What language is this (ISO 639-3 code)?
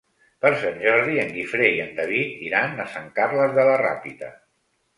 cat